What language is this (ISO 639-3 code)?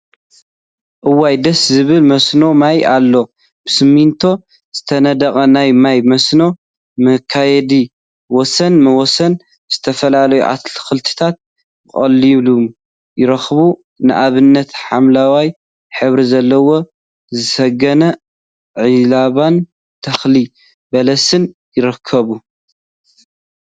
tir